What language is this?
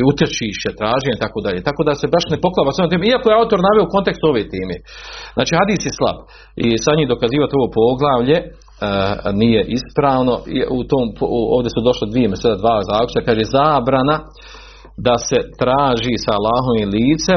Croatian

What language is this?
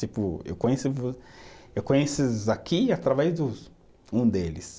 Portuguese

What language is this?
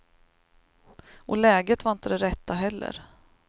Swedish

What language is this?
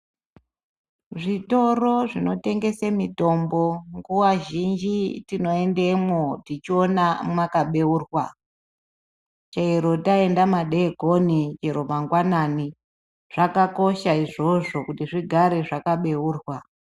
Ndau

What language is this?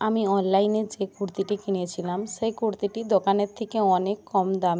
Bangla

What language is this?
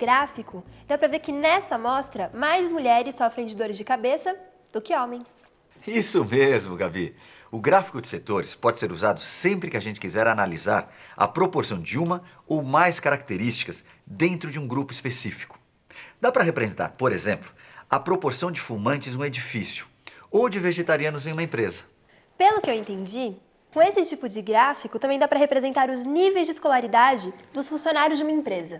Portuguese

